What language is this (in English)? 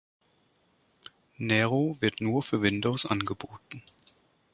German